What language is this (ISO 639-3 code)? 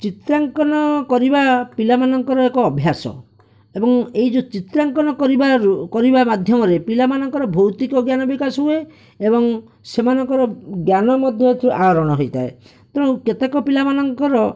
ori